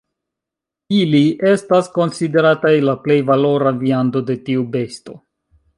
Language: Esperanto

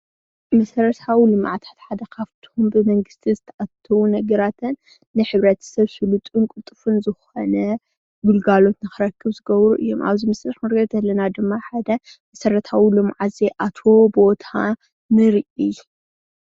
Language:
Tigrinya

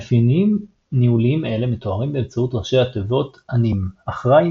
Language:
Hebrew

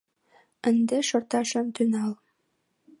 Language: Mari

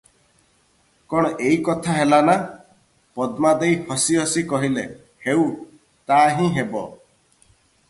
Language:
Odia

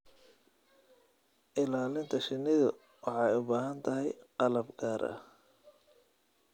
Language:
Somali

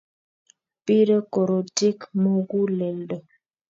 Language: Kalenjin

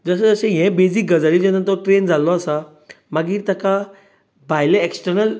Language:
Konkani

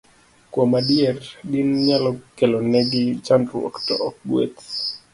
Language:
Luo (Kenya and Tanzania)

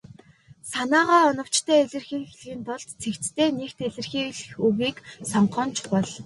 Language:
Mongolian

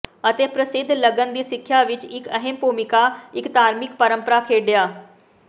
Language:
Punjabi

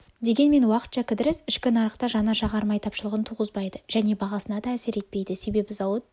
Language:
Kazakh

